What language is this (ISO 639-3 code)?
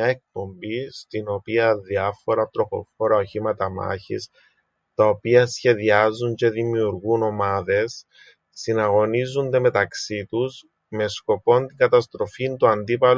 ell